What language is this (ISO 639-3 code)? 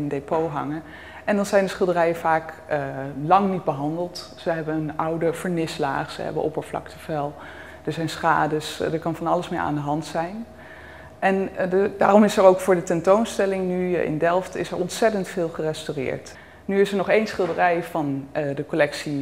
nld